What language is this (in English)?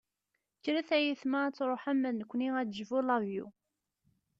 Kabyle